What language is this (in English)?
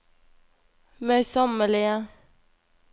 Norwegian